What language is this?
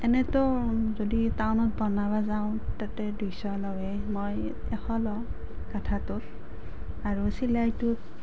Assamese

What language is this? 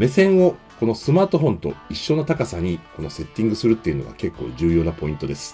Japanese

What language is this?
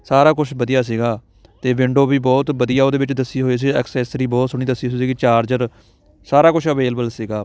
Punjabi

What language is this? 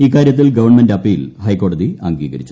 Malayalam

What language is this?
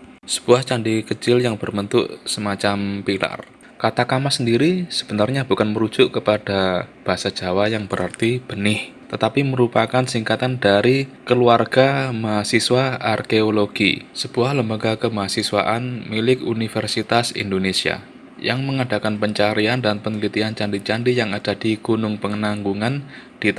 Indonesian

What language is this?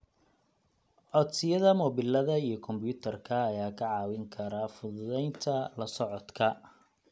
Somali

